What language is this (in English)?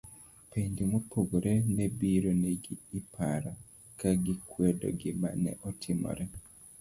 Luo (Kenya and Tanzania)